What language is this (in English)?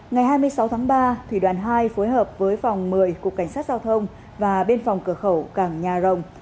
Vietnamese